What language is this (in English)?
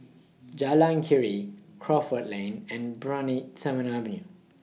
English